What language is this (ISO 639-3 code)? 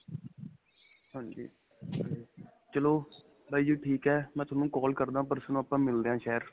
pan